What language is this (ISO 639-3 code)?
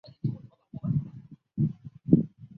zho